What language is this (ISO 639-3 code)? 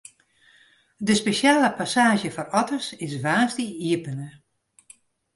fry